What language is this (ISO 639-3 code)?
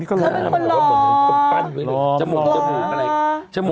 tha